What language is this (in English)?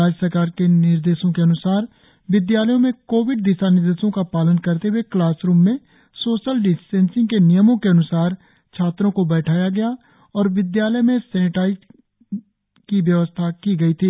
Hindi